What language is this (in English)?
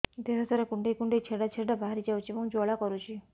Odia